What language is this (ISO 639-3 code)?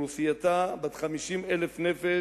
heb